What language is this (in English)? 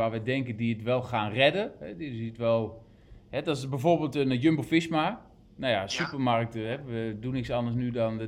Dutch